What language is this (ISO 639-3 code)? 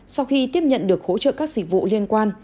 vie